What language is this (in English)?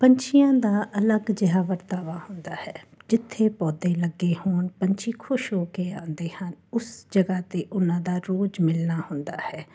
Punjabi